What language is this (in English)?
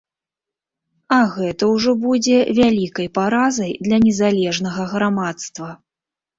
Belarusian